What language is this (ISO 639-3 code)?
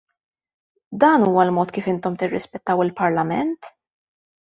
mlt